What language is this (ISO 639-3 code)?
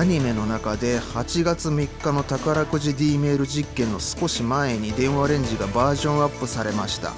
jpn